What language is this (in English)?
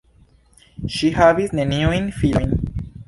Esperanto